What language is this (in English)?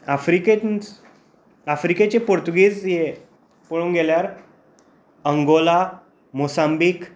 Konkani